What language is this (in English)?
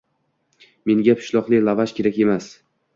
Uzbek